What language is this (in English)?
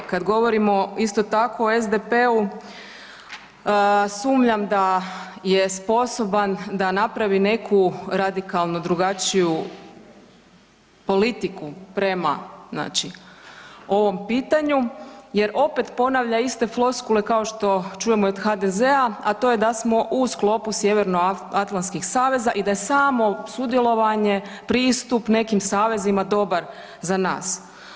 Croatian